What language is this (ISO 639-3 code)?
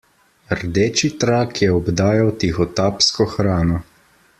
slv